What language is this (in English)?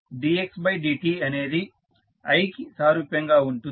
Telugu